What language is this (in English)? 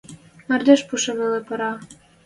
Western Mari